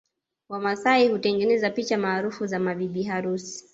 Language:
Swahili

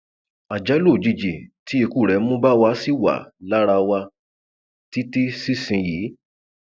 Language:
Yoruba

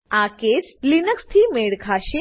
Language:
Gujarati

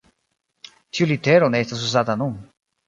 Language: Esperanto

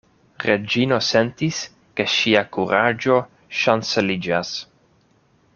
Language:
Esperanto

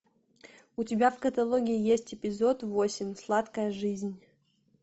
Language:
Russian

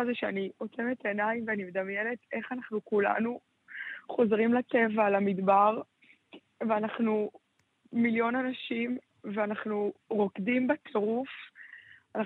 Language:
Hebrew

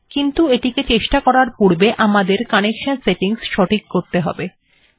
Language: Bangla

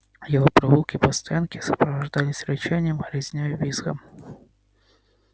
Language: Russian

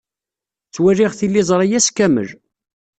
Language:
Kabyle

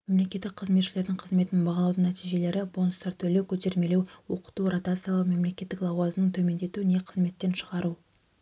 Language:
Kazakh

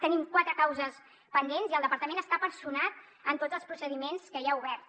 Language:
Catalan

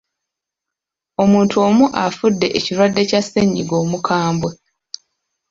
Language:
Ganda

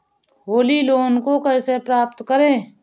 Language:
Hindi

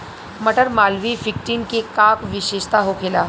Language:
Bhojpuri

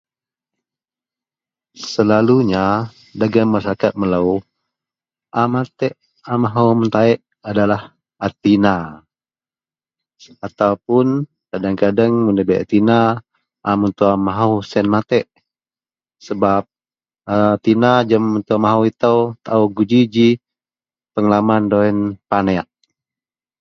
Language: Central Melanau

